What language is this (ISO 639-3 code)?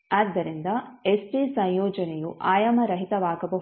kan